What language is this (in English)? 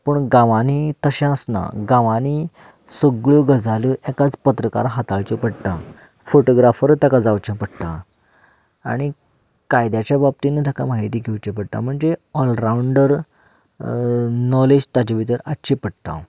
Konkani